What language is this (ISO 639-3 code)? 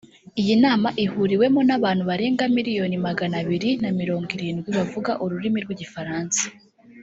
kin